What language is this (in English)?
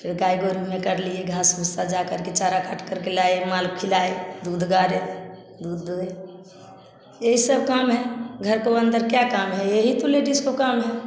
Hindi